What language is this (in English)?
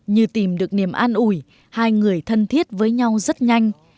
Vietnamese